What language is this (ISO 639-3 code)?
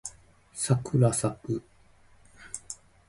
jpn